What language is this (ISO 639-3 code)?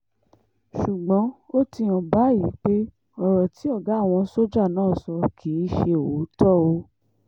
yor